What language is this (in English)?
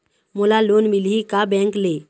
Chhattisgarhi